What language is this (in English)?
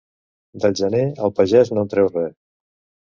Catalan